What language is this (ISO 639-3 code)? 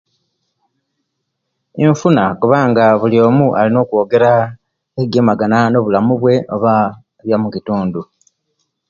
lke